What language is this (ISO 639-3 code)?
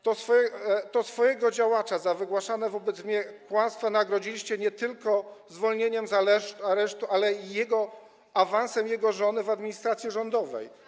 pol